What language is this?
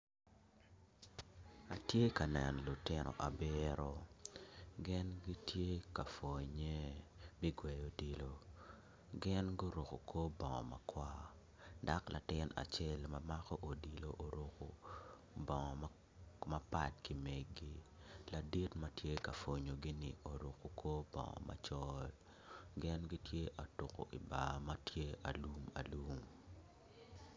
Acoli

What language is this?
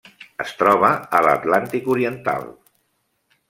Catalan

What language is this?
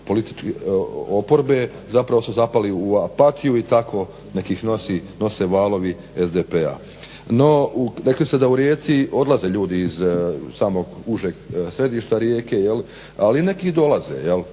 Croatian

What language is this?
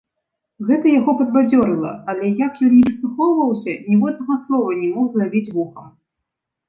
Belarusian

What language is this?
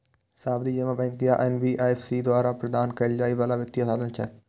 Maithili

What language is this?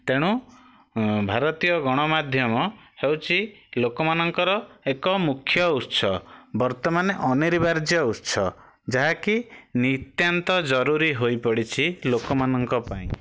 Odia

